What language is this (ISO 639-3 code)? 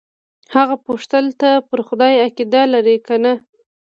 pus